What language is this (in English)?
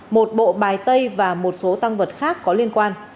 Vietnamese